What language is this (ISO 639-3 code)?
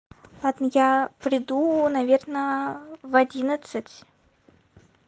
rus